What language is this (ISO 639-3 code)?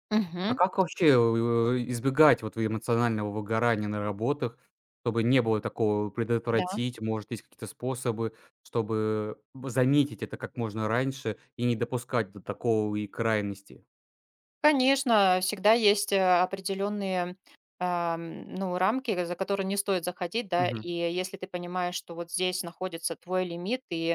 rus